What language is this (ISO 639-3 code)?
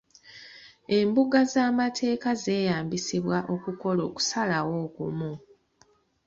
lug